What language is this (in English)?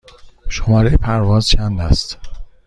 Persian